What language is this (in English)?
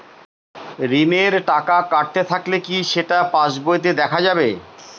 Bangla